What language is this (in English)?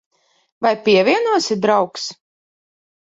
Latvian